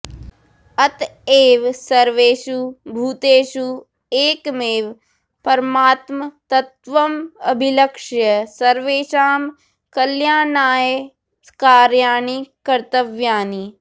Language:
Sanskrit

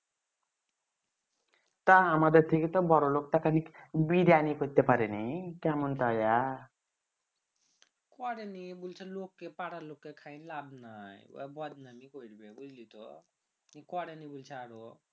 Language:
Bangla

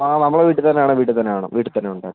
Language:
Malayalam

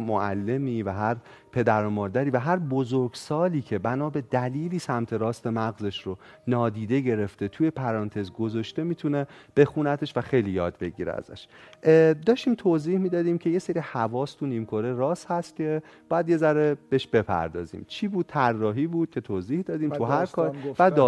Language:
Persian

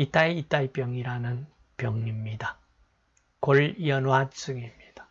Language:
Korean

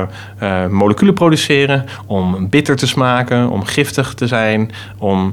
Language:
Dutch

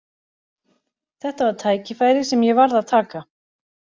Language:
Icelandic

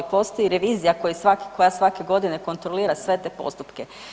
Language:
Croatian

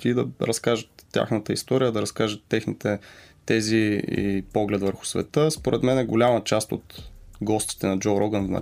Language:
Bulgarian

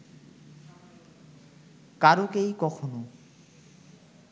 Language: Bangla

